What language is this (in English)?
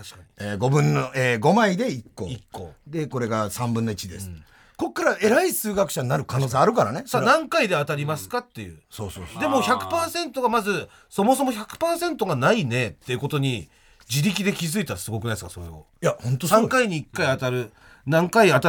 Japanese